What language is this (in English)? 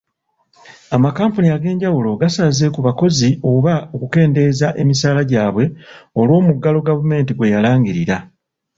Ganda